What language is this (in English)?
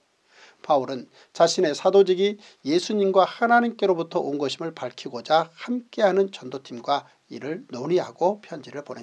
Korean